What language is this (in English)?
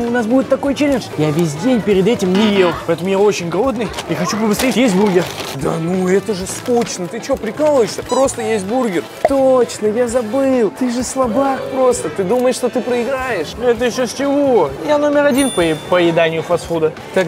Russian